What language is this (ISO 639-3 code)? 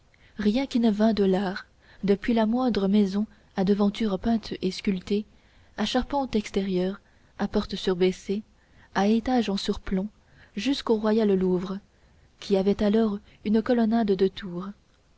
fra